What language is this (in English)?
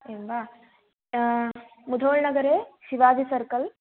Sanskrit